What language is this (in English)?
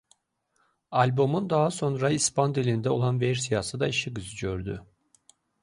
Azerbaijani